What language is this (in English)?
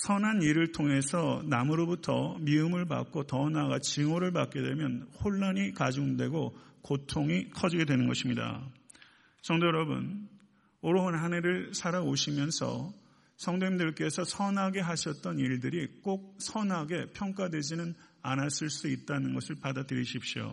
Korean